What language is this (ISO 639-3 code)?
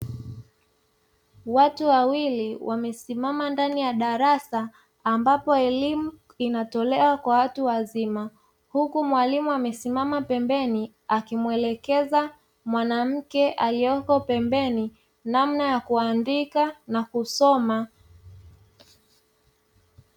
swa